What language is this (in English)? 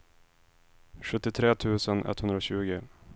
Swedish